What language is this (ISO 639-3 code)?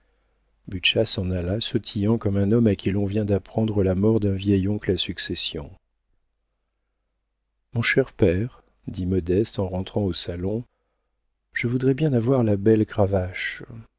fra